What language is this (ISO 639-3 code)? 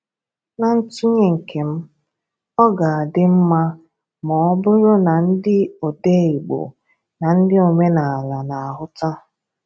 ibo